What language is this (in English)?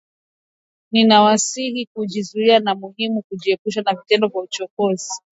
Swahili